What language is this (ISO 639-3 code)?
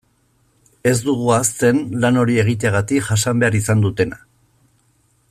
eus